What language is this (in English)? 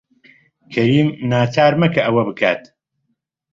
Central Kurdish